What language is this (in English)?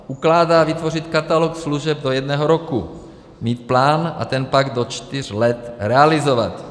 Czech